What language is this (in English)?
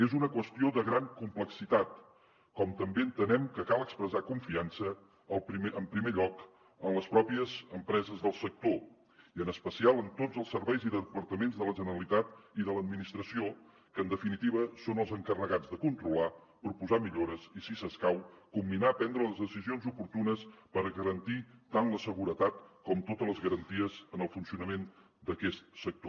Catalan